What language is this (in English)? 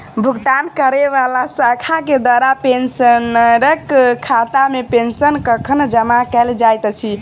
Maithili